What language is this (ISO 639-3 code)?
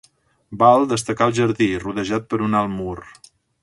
cat